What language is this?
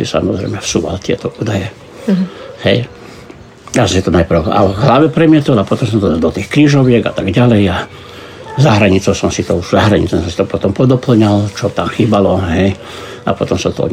Slovak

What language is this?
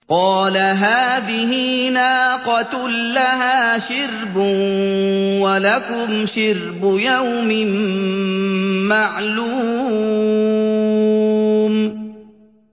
Arabic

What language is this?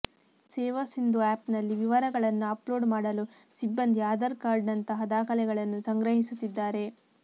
Kannada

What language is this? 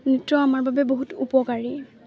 Assamese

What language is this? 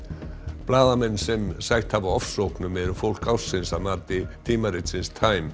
Icelandic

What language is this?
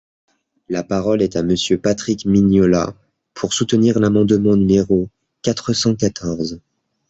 French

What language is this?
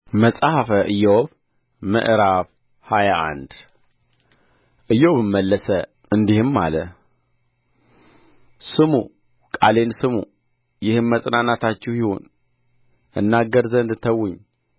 Amharic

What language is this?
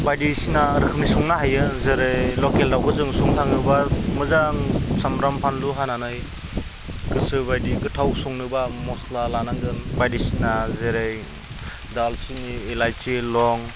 Bodo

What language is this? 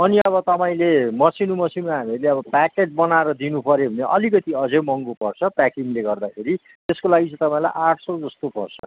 Nepali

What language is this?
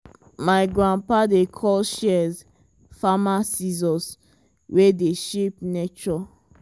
Nigerian Pidgin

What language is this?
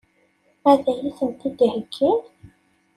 Kabyle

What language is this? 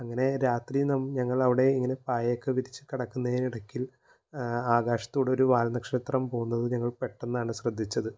Malayalam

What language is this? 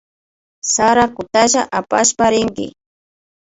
Imbabura Highland Quichua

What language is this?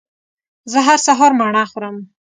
Pashto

